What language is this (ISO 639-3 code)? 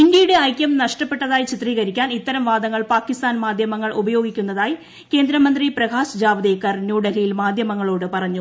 mal